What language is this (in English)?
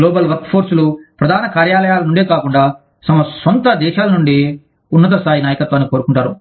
Telugu